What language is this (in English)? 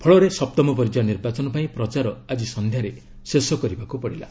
Odia